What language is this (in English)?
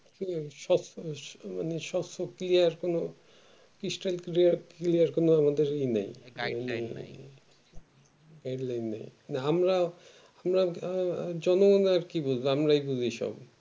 Bangla